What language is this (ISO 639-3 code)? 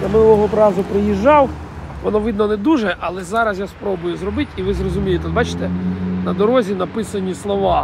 ukr